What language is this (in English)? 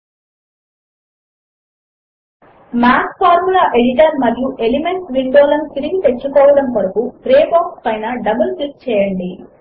Telugu